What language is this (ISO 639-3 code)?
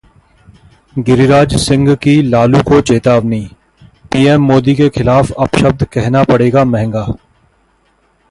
hin